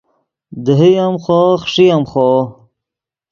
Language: Yidgha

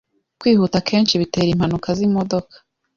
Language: Kinyarwanda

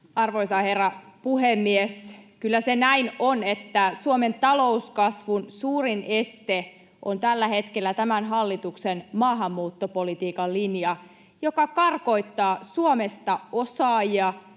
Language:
Finnish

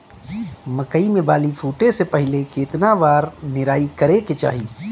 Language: Bhojpuri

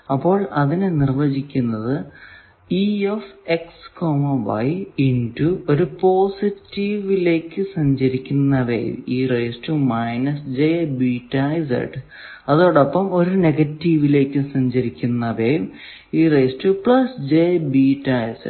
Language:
Malayalam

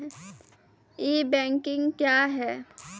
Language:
Maithili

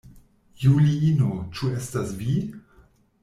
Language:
Esperanto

